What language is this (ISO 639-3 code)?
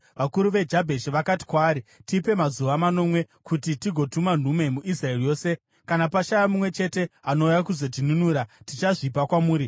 sna